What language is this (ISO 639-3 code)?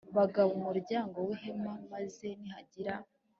kin